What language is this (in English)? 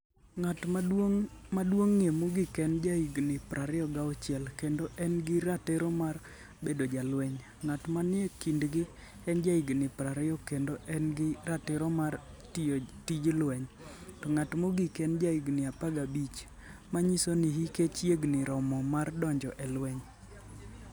Luo (Kenya and Tanzania)